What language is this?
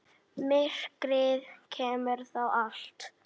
Icelandic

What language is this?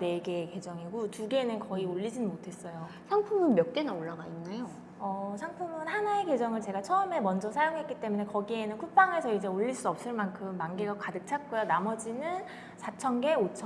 Korean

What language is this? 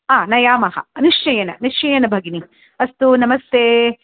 Sanskrit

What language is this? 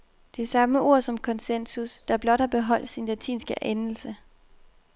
Danish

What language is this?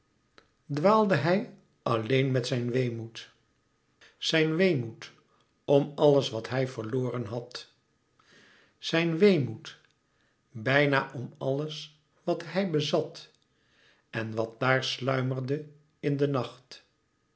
Dutch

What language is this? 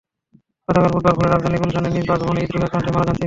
Bangla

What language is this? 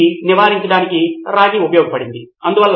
Telugu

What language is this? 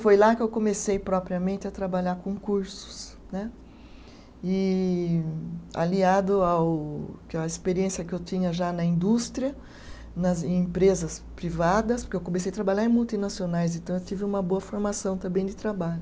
Portuguese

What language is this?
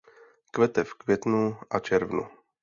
Czech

